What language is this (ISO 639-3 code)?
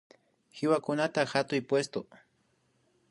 qvi